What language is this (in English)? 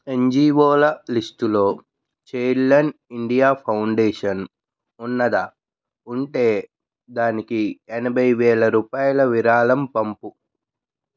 Telugu